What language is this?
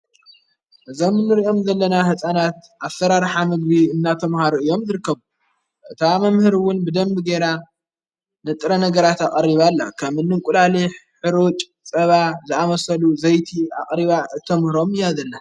Tigrinya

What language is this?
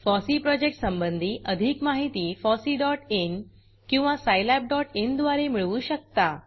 Marathi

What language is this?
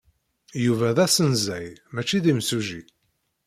Kabyle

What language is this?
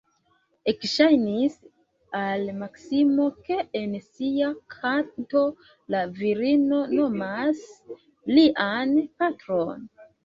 Esperanto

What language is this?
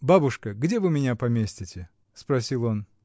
Russian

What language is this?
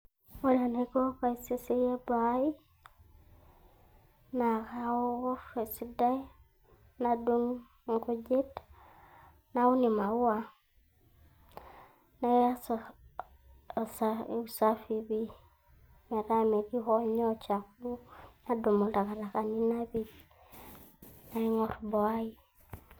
Masai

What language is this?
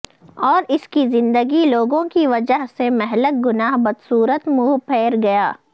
Urdu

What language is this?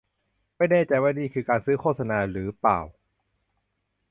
Thai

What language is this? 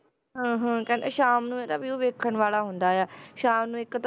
Punjabi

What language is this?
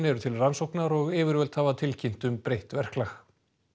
Icelandic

